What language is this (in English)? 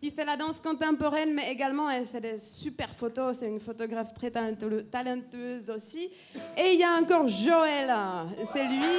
French